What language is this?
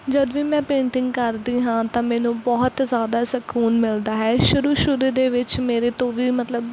Punjabi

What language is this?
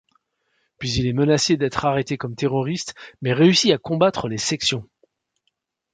French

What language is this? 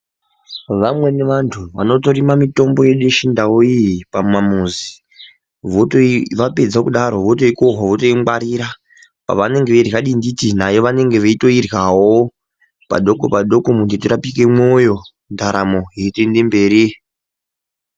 Ndau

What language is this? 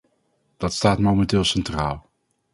Dutch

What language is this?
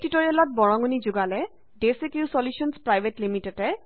Assamese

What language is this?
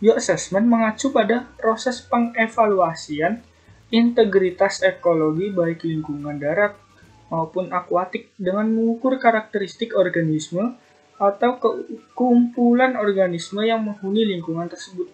Indonesian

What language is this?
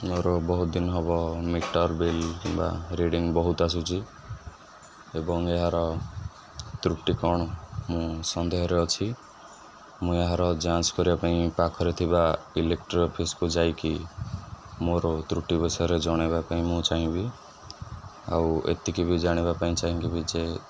Odia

